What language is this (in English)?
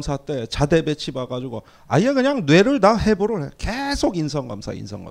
Korean